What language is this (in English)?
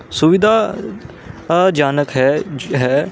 Punjabi